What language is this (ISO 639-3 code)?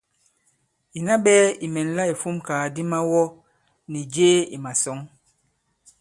abb